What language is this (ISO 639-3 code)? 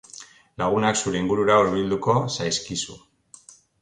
eus